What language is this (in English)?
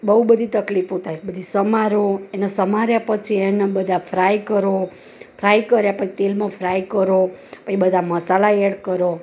Gujarati